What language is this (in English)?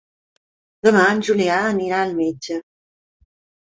Catalan